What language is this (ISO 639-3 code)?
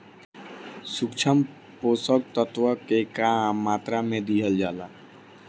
bho